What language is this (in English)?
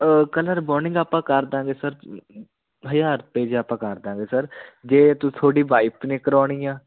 Punjabi